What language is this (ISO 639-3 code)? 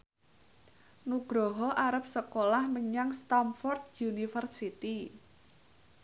jav